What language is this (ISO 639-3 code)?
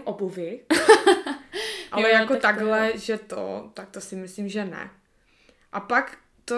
ces